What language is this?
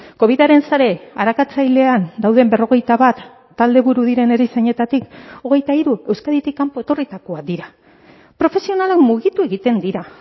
Basque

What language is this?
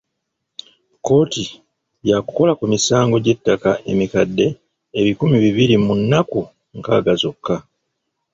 Ganda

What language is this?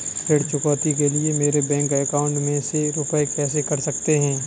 Hindi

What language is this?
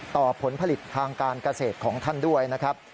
Thai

